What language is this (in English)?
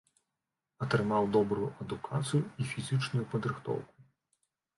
Belarusian